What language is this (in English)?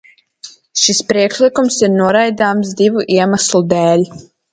Latvian